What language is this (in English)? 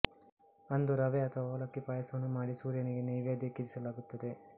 Kannada